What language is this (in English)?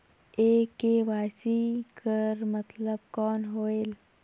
Chhattisgarhi